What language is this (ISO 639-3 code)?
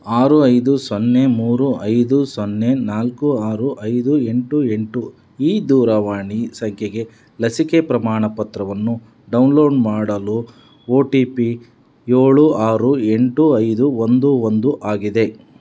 kan